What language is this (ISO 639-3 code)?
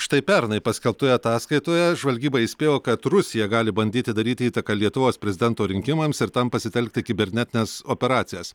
lit